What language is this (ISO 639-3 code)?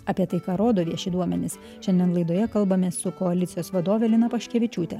lit